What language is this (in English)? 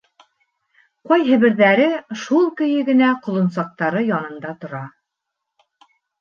Bashkir